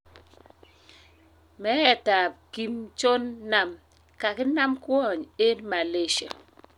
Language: Kalenjin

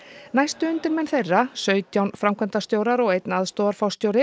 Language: Icelandic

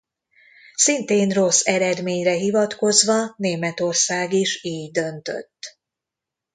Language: Hungarian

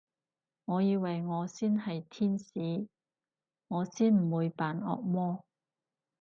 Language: Cantonese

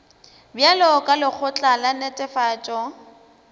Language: Northern Sotho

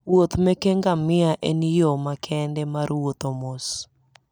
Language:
Luo (Kenya and Tanzania)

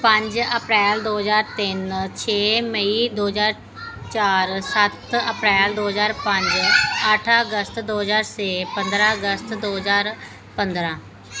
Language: Punjabi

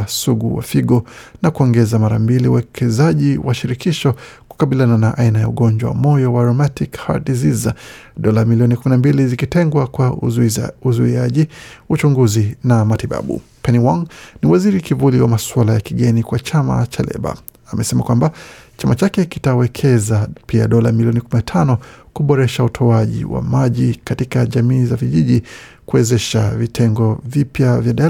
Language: Swahili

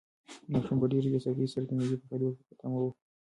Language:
Pashto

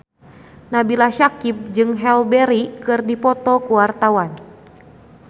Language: Sundanese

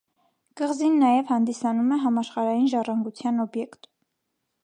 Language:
Armenian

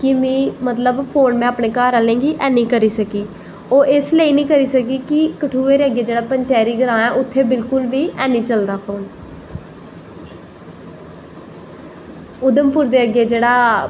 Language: Dogri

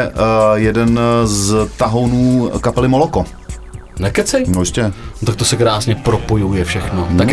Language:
Czech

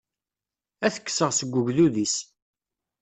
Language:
Kabyle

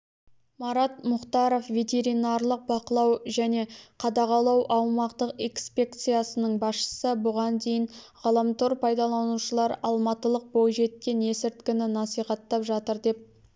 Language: Kazakh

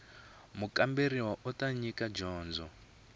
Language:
Tsonga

